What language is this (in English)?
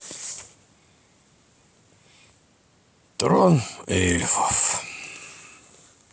Russian